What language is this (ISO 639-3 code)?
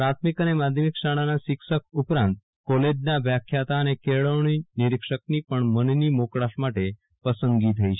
guj